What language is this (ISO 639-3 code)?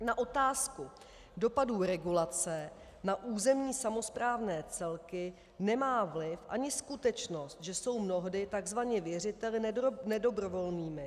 ces